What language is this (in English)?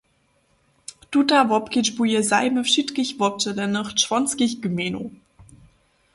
Upper Sorbian